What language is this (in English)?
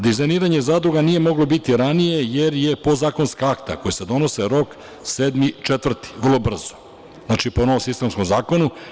Serbian